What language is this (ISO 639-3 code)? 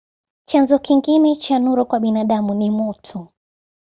swa